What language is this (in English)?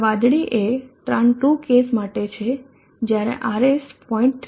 Gujarati